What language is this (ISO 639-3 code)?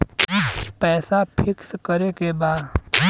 bho